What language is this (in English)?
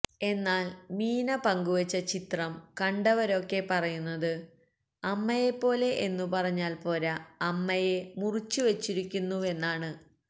Malayalam